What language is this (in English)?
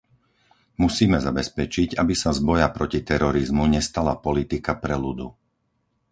Slovak